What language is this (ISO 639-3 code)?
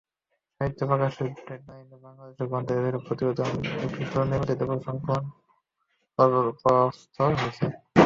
ben